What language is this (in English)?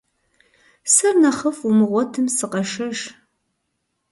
Kabardian